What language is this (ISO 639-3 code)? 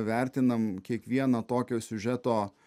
lit